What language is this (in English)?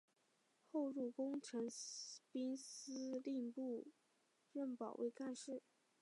Chinese